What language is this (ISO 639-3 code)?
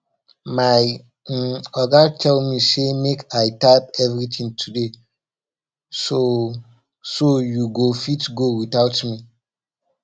pcm